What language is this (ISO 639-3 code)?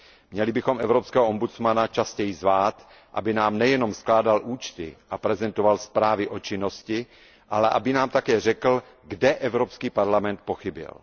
ces